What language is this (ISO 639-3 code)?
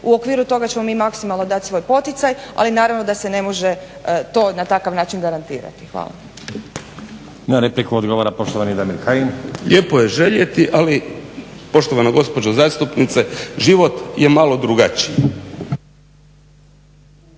hrv